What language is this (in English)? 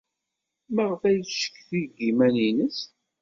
Kabyle